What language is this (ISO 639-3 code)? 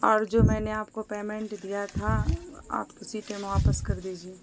urd